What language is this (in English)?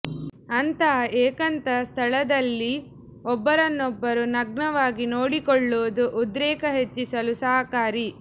Kannada